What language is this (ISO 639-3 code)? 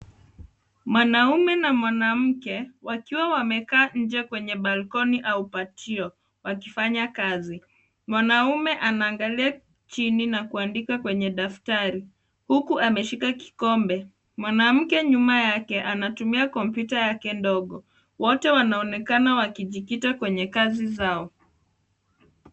swa